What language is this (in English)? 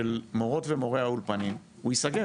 Hebrew